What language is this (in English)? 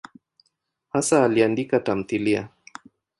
Swahili